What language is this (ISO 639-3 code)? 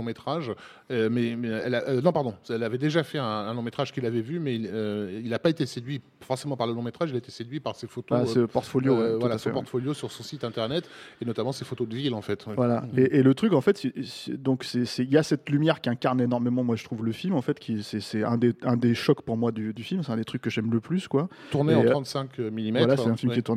fra